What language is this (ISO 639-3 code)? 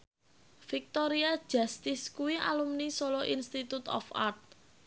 jav